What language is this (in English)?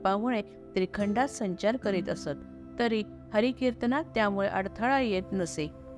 Marathi